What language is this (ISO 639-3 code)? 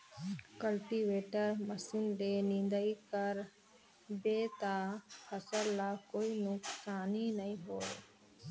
hne